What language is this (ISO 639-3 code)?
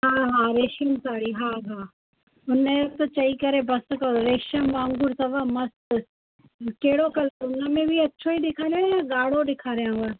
snd